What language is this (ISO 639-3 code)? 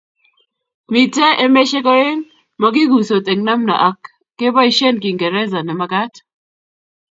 kln